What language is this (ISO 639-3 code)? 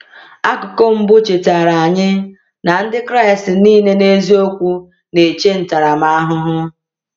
ibo